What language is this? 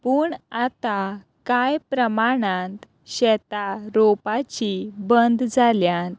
Konkani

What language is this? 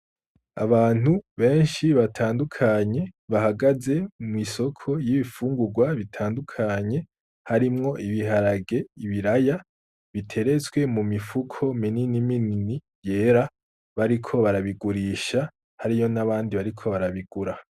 Rundi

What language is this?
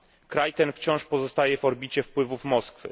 Polish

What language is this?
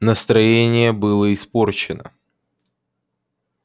Russian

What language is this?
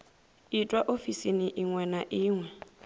Venda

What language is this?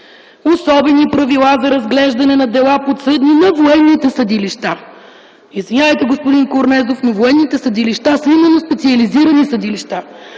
Bulgarian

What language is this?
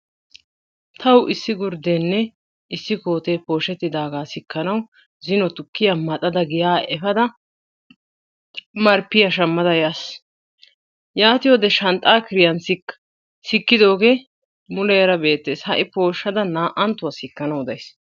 Wolaytta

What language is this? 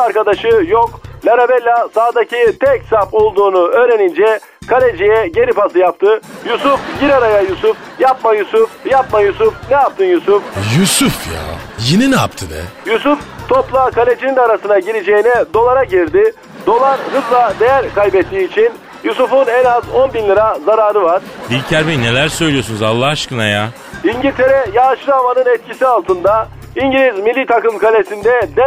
Turkish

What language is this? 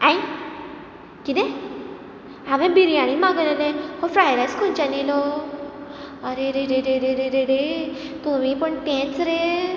Konkani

